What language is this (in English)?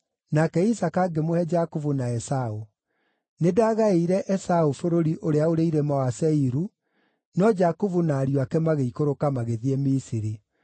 Kikuyu